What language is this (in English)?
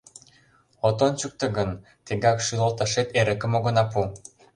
Mari